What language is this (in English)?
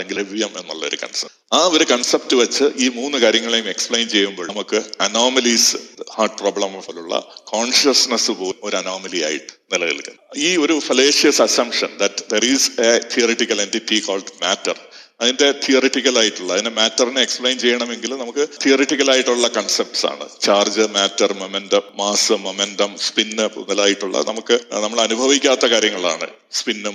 Malayalam